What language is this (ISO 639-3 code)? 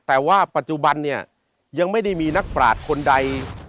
tha